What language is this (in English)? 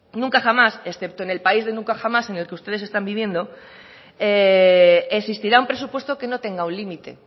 Spanish